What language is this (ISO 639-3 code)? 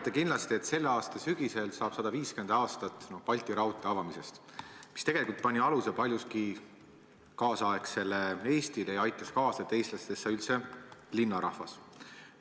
est